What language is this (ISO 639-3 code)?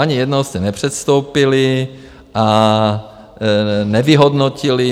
ces